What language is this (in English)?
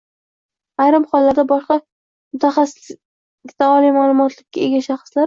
Uzbek